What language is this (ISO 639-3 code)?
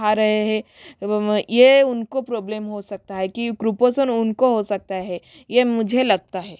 hin